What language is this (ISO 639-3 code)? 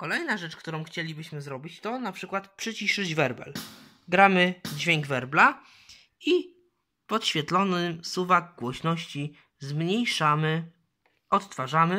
pol